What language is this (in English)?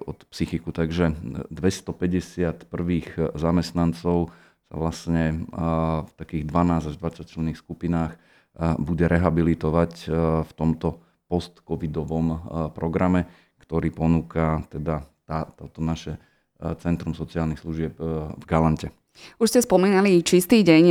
Slovak